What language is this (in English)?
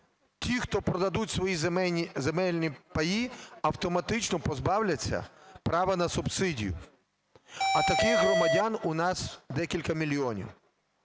Ukrainian